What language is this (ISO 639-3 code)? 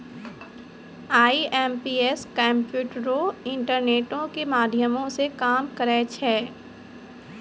mai